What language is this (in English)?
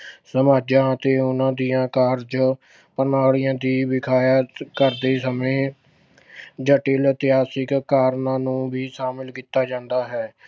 Punjabi